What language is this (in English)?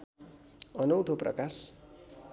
Nepali